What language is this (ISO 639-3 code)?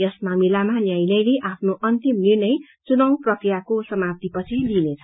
nep